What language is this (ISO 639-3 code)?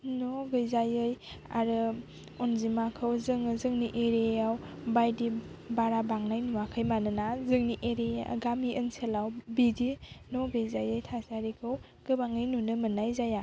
brx